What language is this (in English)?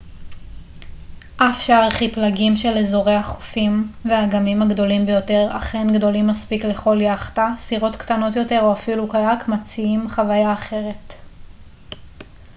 Hebrew